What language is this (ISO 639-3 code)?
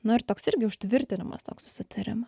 lit